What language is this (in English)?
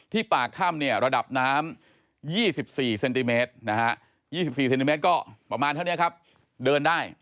Thai